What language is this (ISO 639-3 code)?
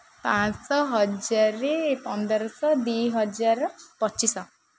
ori